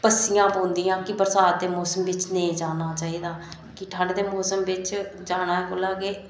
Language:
Dogri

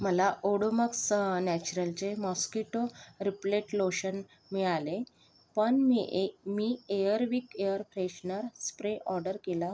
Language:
Marathi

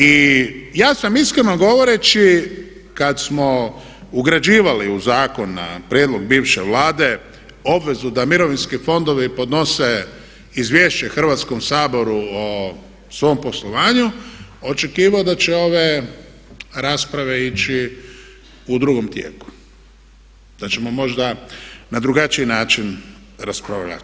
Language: Croatian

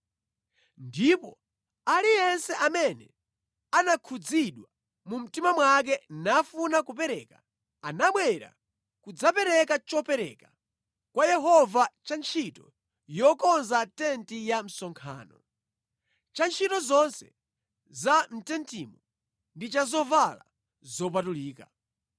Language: Nyanja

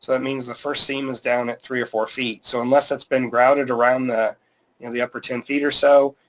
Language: English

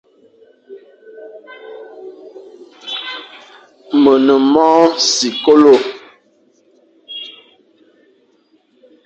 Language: Fang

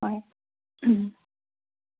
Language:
Assamese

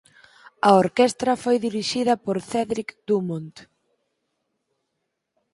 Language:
Galician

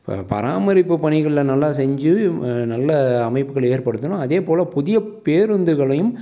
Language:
Tamil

